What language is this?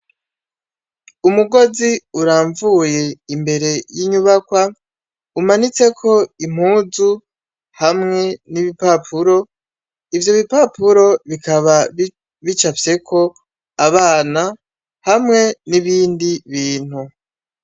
Rundi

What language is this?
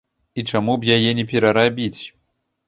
Belarusian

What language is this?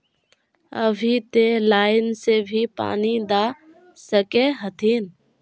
Magahi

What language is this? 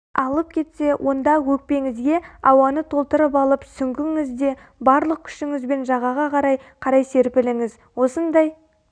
Kazakh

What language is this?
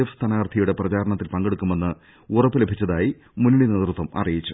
Malayalam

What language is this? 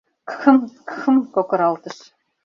Mari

